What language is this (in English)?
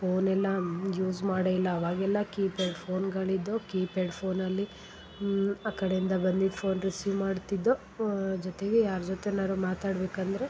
Kannada